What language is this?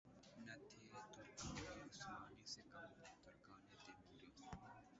Urdu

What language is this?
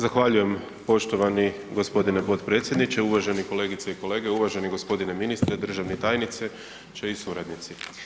Croatian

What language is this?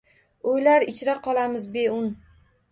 Uzbek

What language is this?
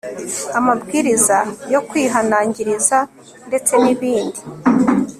Kinyarwanda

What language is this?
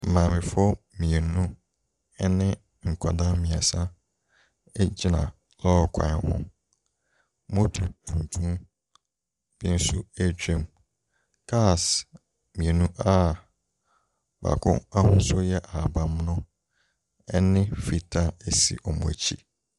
Akan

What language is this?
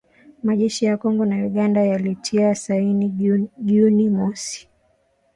Swahili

